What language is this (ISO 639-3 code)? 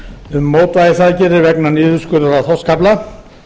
isl